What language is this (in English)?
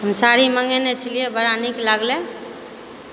Maithili